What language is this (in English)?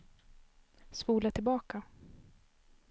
Swedish